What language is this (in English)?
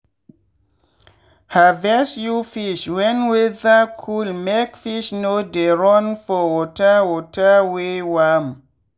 Nigerian Pidgin